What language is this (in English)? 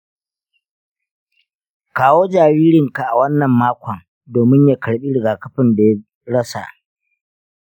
Hausa